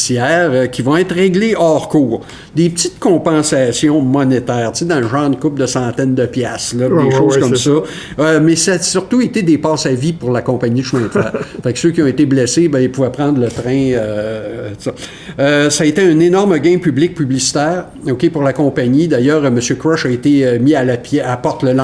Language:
French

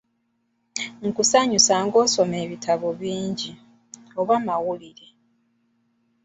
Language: Ganda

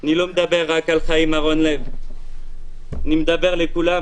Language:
Hebrew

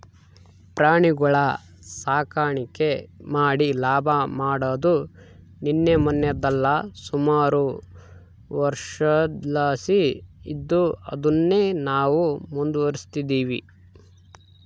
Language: Kannada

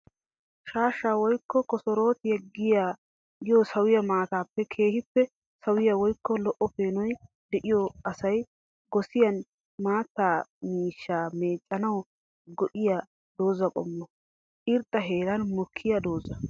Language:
Wolaytta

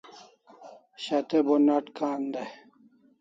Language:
Kalasha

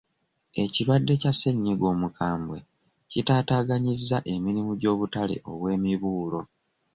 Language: Ganda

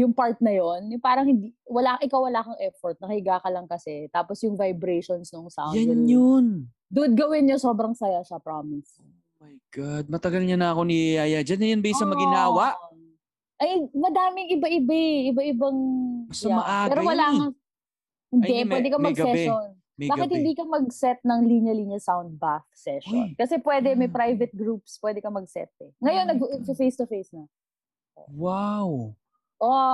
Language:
Filipino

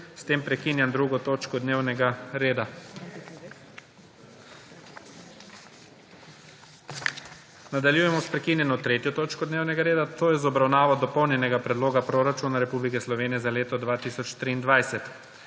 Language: Slovenian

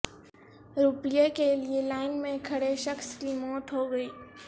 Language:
Urdu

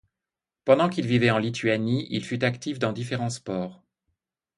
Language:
French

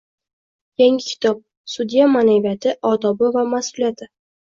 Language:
Uzbek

